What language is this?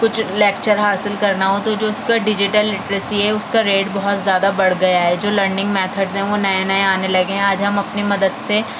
Urdu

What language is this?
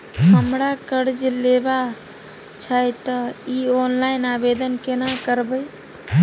Maithili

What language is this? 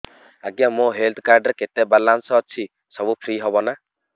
Odia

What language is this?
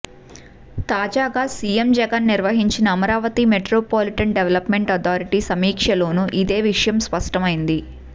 Telugu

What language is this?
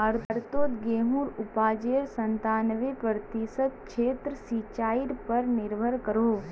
Magahi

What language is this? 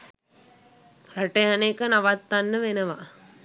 Sinhala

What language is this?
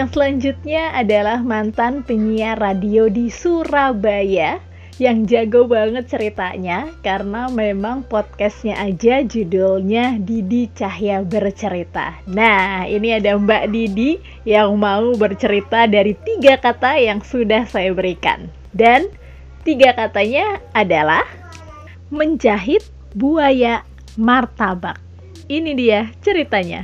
Indonesian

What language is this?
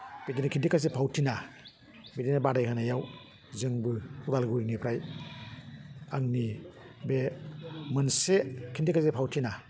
Bodo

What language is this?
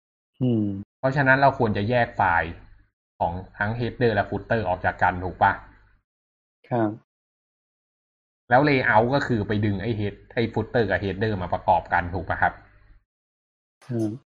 Thai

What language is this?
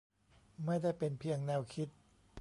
Thai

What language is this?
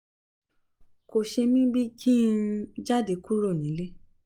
Yoruba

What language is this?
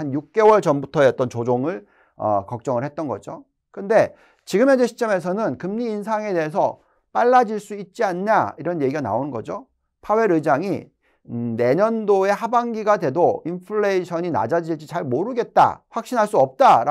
Korean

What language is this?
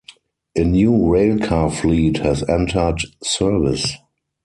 English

